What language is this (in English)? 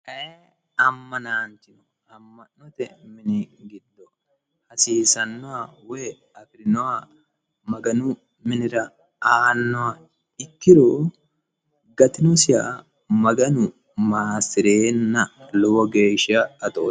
Sidamo